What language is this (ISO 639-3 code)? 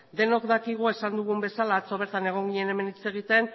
eus